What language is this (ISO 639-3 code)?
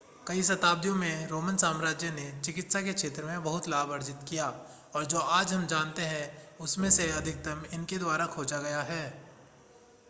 hin